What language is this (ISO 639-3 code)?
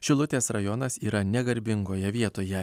lit